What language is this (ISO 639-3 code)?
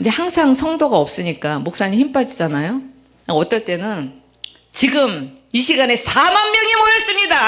kor